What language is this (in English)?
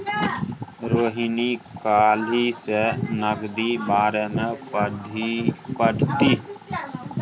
Maithili